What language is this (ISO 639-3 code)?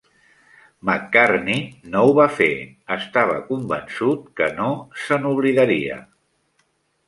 cat